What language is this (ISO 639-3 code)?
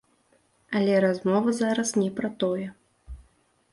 bel